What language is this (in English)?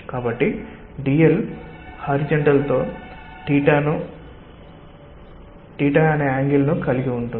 Telugu